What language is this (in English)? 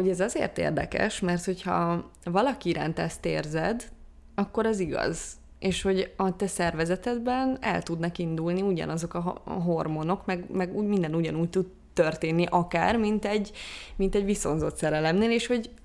Hungarian